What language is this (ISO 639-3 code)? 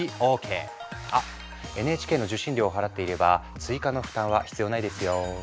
jpn